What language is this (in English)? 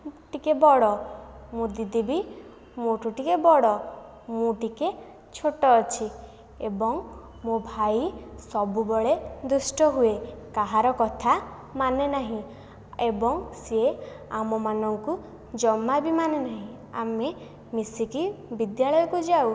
Odia